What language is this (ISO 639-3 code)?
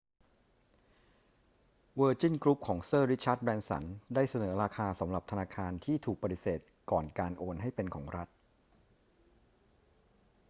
tha